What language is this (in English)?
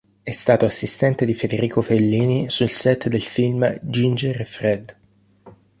Italian